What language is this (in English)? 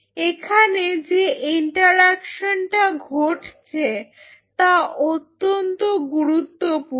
Bangla